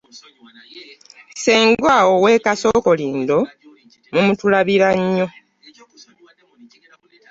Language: Ganda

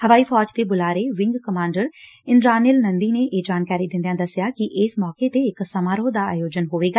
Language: Punjabi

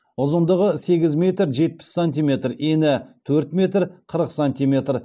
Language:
Kazakh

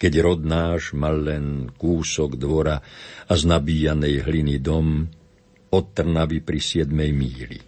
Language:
Slovak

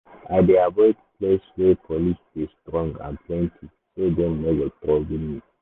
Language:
Nigerian Pidgin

